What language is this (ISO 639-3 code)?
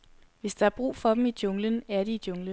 dan